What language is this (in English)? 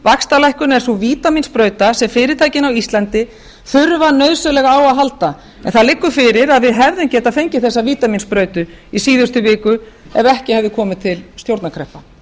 Icelandic